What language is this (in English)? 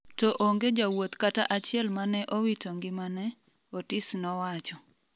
Luo (Kenya and Tanzania)